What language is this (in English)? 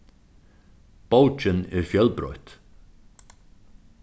Faroese